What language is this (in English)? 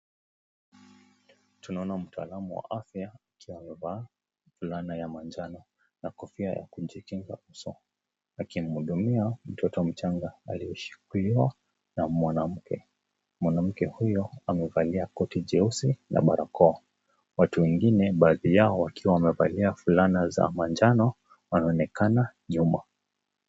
Swahili